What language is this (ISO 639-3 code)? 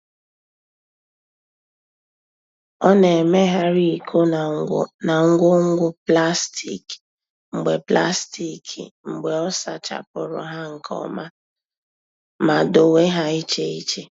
ibo